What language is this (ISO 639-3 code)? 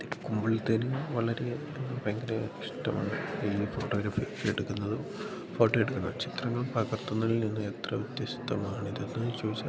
mal